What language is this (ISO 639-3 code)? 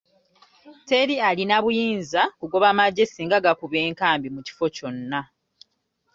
lug